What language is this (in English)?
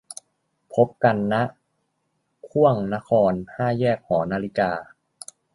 Thai